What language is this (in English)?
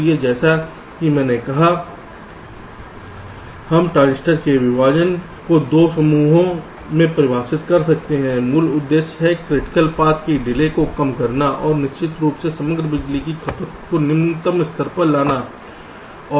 Hindi